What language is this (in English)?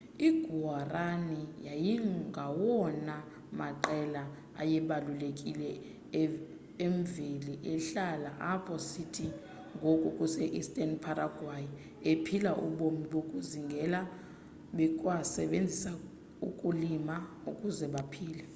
Xhosa